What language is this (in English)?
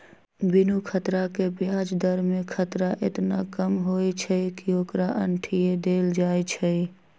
Magahi